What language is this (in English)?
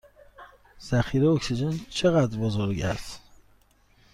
Persian